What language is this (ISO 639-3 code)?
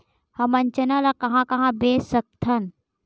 hne